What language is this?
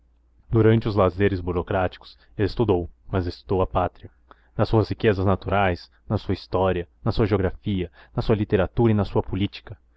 Portuguese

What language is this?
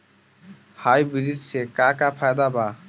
Bhojpuri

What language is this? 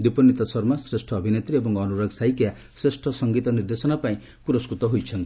Odia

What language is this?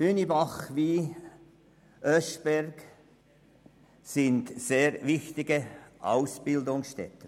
Swiss German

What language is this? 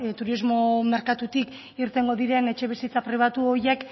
Basque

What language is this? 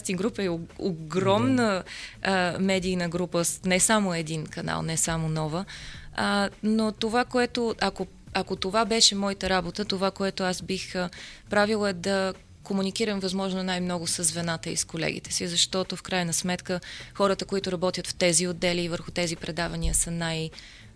Bulgarian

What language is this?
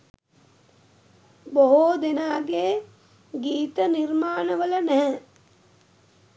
Sinhala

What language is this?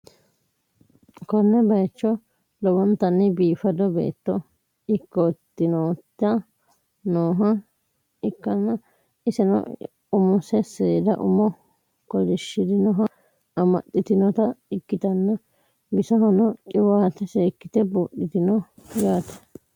Sidamo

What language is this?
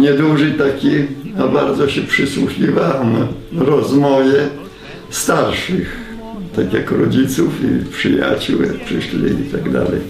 Polish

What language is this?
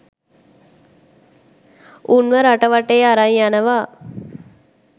Sinhala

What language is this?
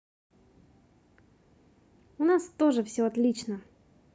Russian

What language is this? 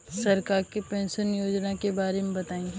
Bhojpuri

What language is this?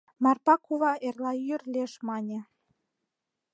Mari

